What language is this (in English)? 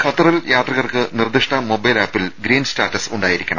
Malayalam